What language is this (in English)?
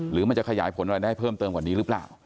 Thai